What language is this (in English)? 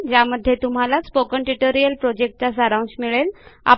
Marathi